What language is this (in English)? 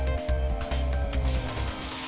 Vietnamese